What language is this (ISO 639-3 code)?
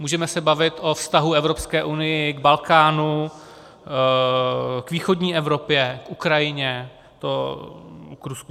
ces